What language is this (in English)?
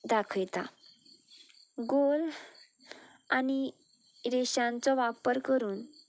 Konkani